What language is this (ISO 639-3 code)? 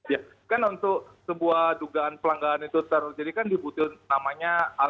ind